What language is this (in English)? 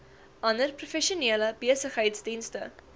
Afrikaans